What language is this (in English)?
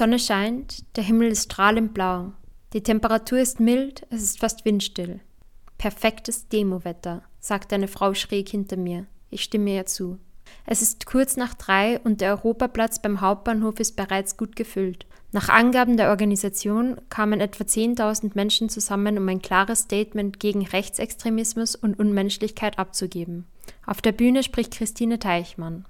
German